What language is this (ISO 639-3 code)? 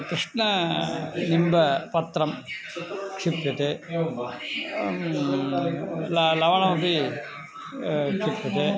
san